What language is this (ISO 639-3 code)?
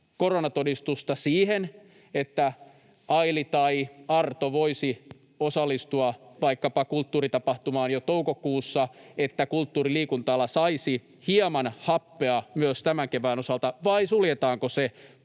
fin